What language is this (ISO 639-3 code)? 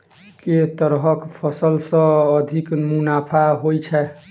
mai